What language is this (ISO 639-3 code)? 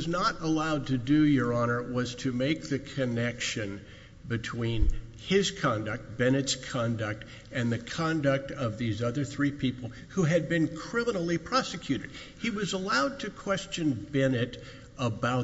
eng